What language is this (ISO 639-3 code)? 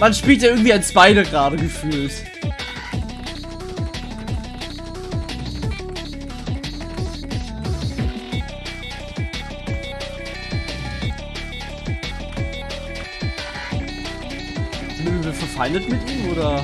deu